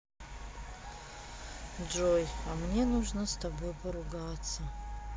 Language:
Russian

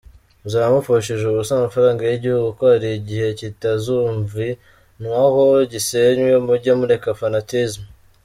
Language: Kinyarwanda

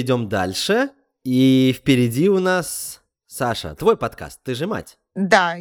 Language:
Russian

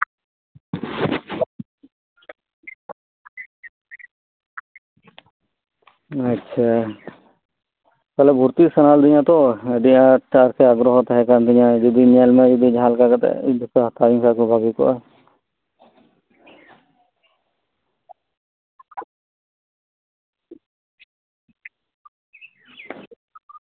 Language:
Santali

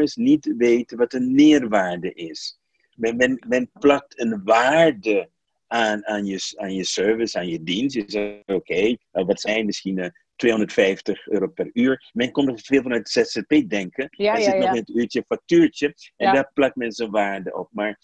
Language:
Dutch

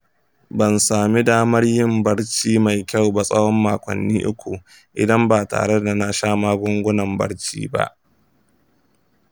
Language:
Hausa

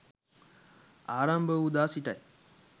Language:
Sinhala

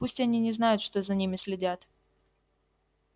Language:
Russian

